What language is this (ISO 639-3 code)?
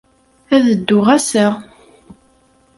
kab